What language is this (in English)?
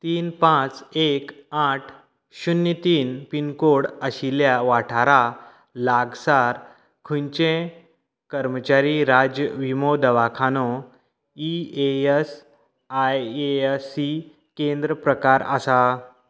Konkani